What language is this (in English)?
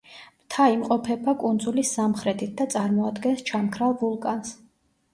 Georgian